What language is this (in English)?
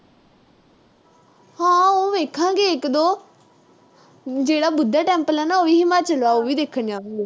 Punjabi